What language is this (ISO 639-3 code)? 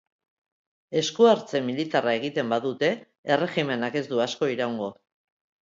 eus